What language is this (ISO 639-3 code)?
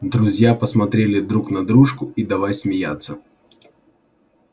rus